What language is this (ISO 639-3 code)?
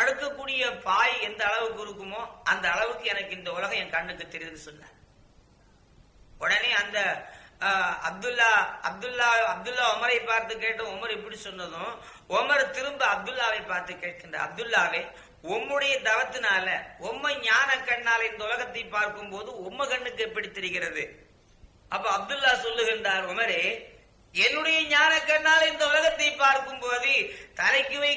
tam